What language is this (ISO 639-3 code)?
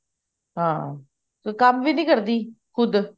pan